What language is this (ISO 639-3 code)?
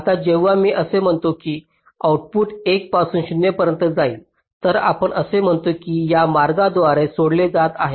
mar